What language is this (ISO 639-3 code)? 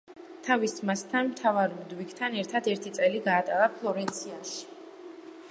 kat